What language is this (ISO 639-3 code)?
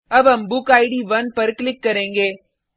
hin